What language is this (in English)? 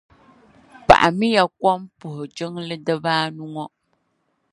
Dagbani